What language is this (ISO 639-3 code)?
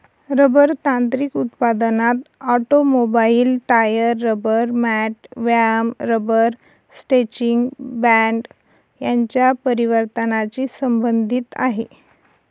mar